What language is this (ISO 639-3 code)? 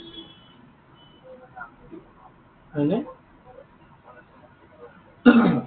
asm